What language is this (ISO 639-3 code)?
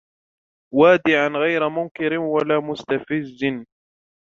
ara